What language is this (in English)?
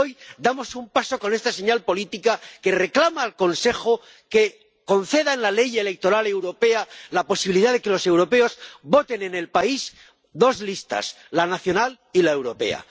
Spanish